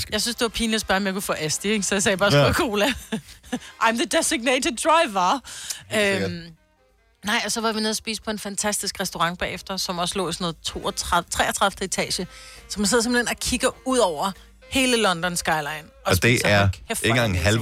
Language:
Danish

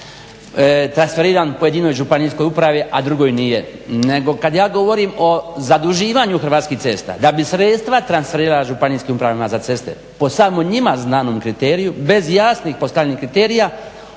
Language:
Croatian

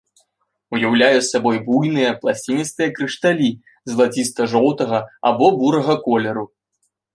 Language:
Belarusian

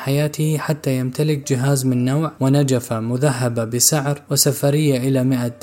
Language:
Arabic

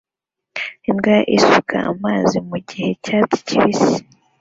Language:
Kinyarwanda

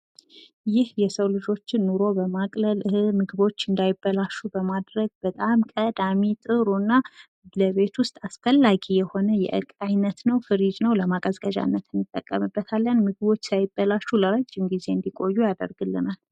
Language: Amharic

